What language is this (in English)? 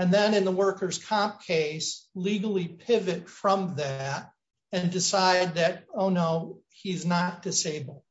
English